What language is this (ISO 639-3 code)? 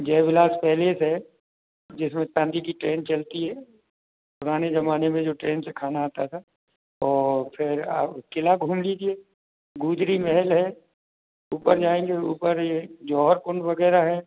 hin